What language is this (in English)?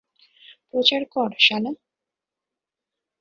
Bangla